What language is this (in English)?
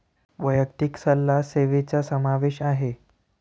Marathi